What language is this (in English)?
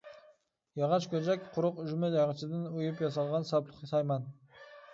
Uyghur